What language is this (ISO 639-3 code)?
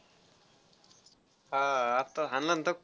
mar